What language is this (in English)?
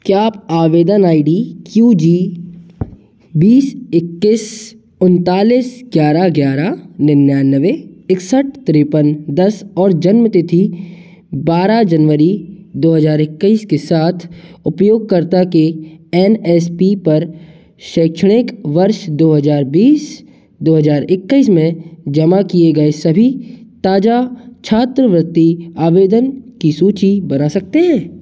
Hindi